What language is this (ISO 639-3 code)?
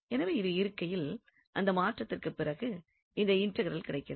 tam